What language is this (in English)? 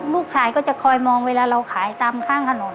Thai